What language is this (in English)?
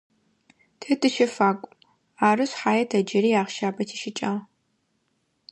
Adyghe